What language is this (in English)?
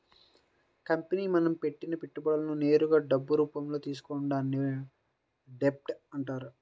Telugu